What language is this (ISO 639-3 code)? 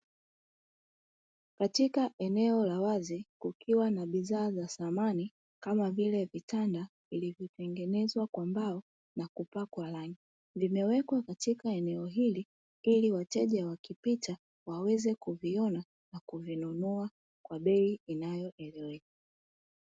swa